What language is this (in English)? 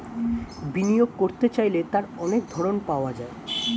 Bangla